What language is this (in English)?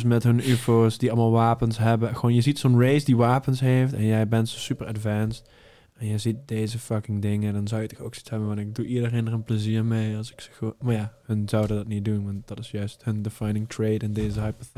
Dutch